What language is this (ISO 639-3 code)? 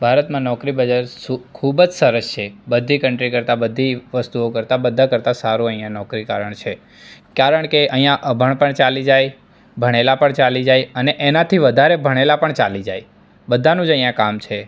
guj